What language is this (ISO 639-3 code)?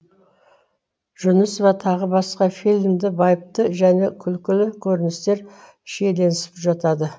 kaz